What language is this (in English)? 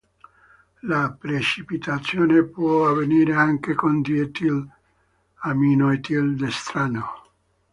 Italian